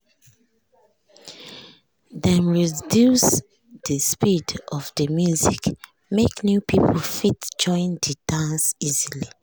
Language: Nigerian Pidgin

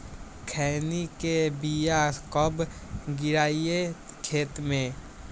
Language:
Magahi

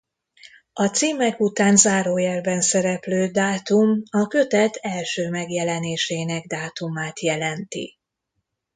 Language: Hungarian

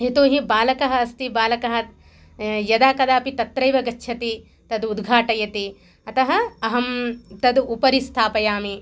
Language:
Sanskrit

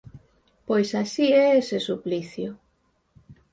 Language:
Galician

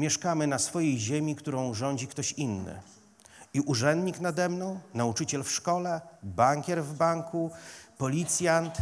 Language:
Polish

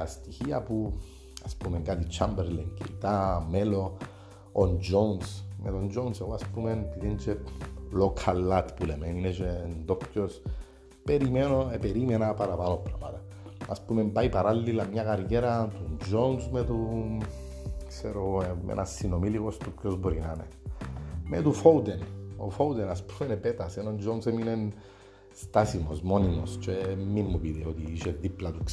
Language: Greek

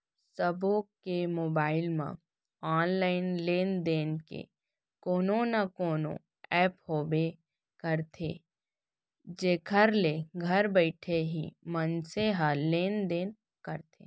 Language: Chhattisgarhi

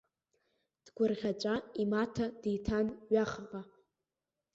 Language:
Abkhazian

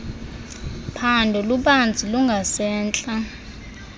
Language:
Xhosa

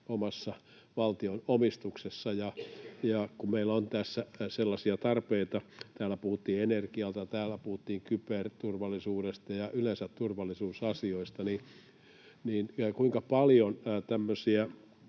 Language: Finnish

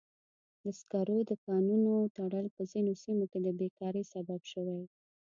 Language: Pashto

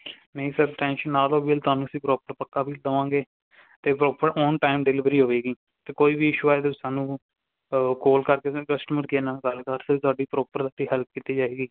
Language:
Punjabi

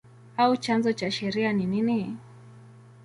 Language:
Swahili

